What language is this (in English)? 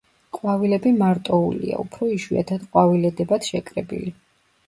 Georgian